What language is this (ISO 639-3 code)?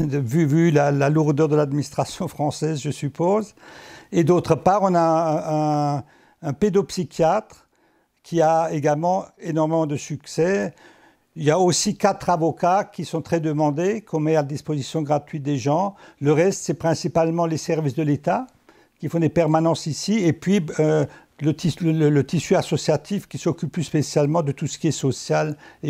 fra